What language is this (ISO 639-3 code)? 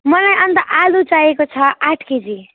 nep